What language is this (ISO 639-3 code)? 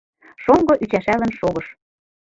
chm